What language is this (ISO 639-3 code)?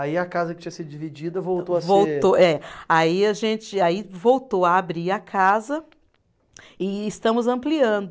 por